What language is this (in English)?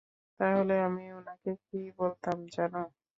Bangla